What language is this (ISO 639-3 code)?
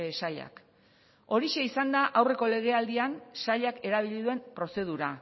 eus